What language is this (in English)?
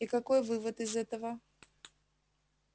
Russian